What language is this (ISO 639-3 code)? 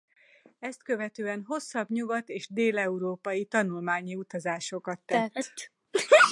hun